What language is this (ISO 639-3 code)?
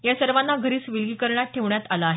mar